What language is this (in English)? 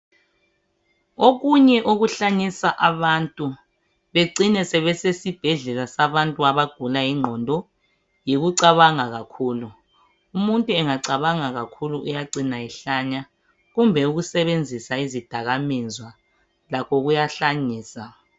North Ndebele